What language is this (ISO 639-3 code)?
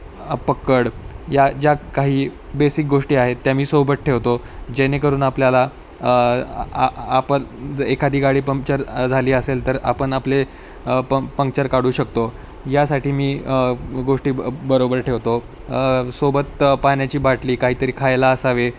mar